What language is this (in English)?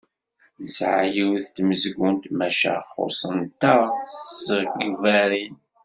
Kabyle